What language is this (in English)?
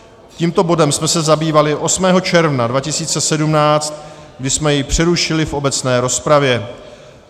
Czech